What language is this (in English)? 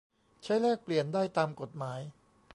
Thai